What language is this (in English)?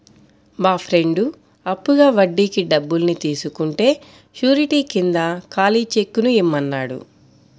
Telugu